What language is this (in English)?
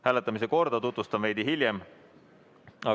Estonian